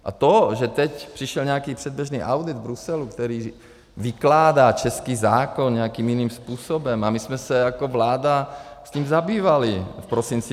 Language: Czech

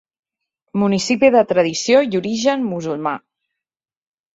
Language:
Catalan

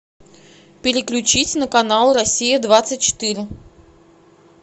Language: Russian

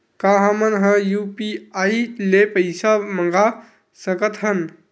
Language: Chhattisgarhi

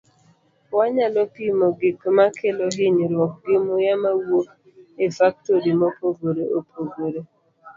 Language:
Luo (Kenya and Tanzania)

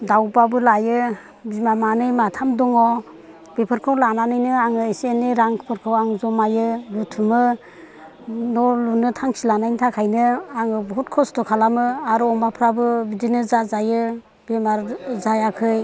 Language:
Bodo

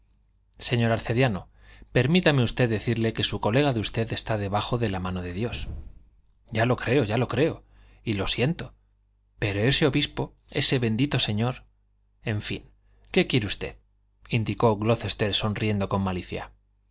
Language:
Spanish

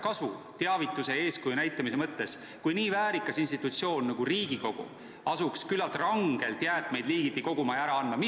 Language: Estonian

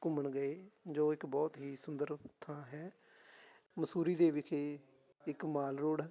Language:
Punjabi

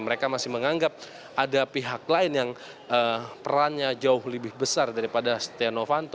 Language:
Indonesian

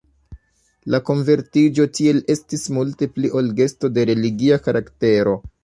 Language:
Esperanto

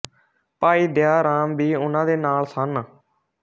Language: Punjabi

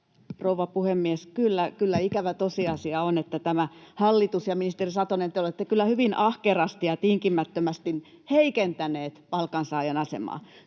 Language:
Finnish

